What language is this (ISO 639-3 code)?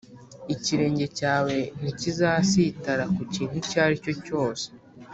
kin